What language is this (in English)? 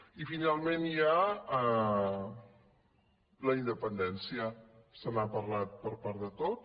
Catalan